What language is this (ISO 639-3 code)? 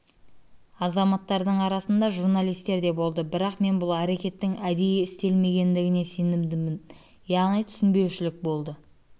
kaz